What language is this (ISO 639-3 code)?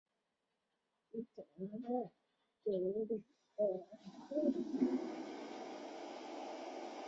zho